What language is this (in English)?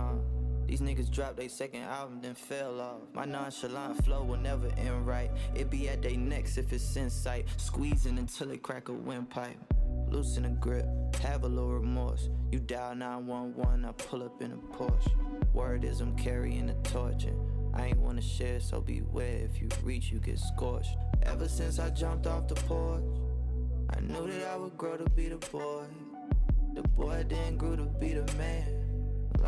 Swedish